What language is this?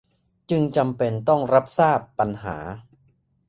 Thai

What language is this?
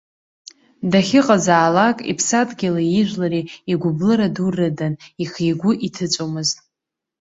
Abkhazian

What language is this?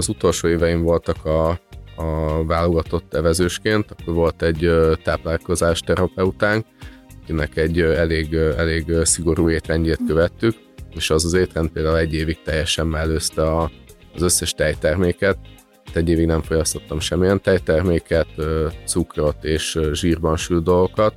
Hungarian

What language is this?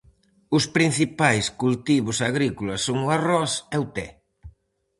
Galician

